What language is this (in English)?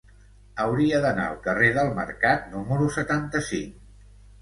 Catalan